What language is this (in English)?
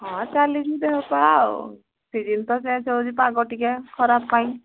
Odia